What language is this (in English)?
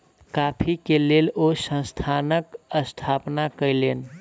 Maithili